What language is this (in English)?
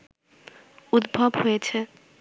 Bangla